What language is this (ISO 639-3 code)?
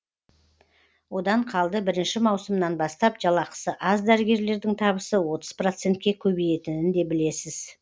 kaz